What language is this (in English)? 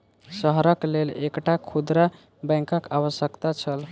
Maithili